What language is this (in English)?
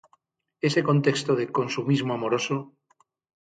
Galician